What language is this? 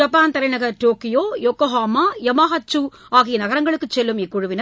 Tamil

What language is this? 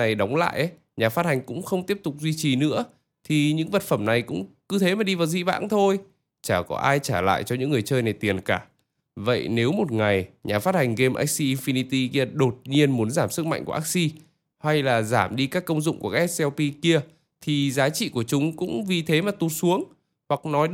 Vietnamese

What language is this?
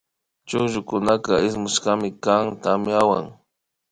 Imbabura Highland Quichua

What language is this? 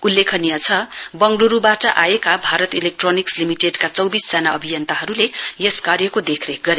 Nepali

